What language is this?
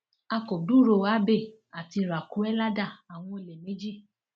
Yoruba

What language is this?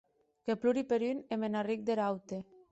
Occitan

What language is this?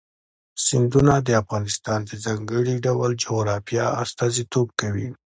Pashto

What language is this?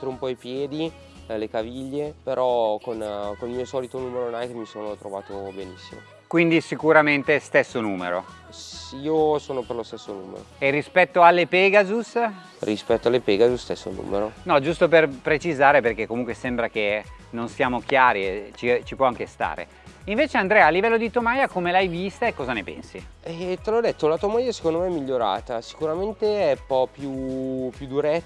Italian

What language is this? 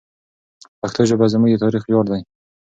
Pashto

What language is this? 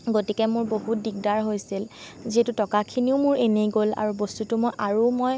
Assamese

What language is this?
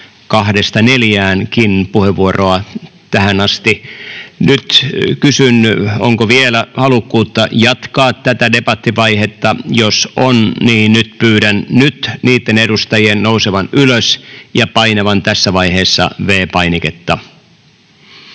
Finnish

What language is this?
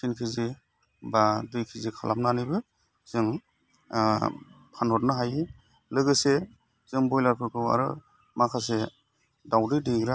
Bodo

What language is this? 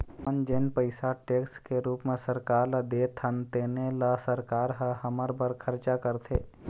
Chhattisgarhi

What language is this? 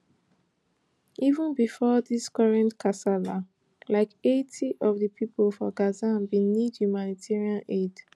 Nigerian Pidgin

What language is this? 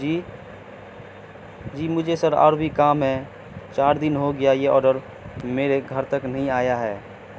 Urdu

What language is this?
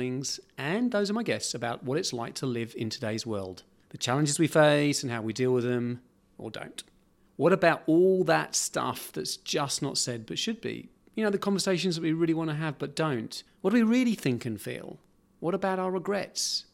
English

